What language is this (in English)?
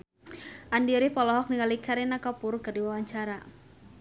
Sundanese